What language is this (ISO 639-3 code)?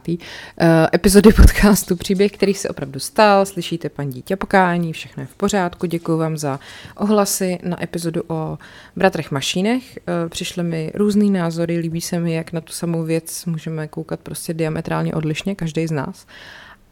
ces